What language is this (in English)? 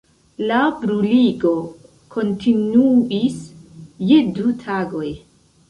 Esperanto